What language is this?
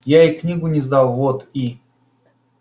Russian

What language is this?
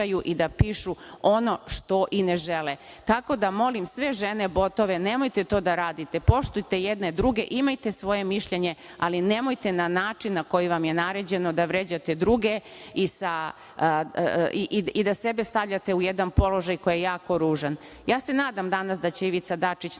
Serbian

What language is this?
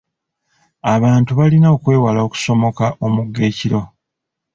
Ganda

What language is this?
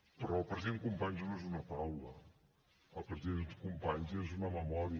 Catalan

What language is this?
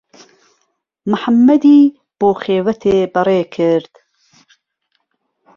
Central Kurdish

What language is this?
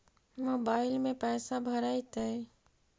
Magahi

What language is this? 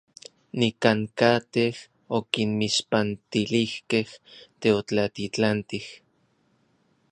Orizaba Nahuatl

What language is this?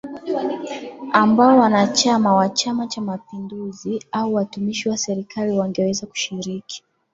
Swahili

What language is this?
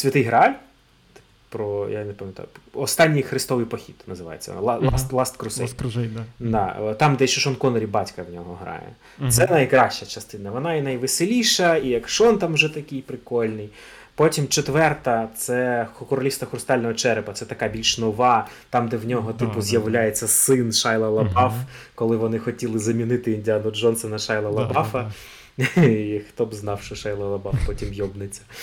Ukrainian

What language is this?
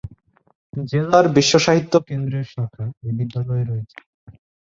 Bangla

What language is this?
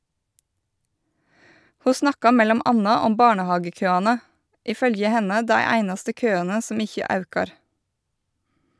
Norwegian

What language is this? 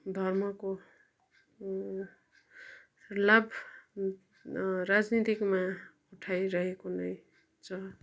Nepali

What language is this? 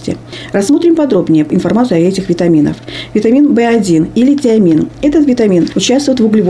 Russian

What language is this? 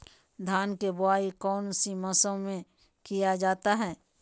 Magahi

